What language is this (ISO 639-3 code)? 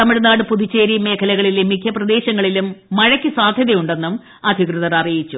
mal